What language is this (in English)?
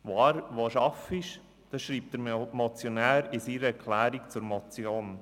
Swiss German